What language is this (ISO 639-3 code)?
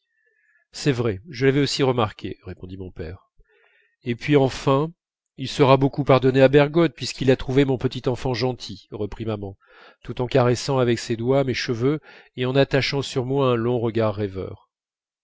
fra